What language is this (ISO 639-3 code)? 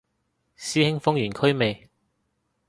yue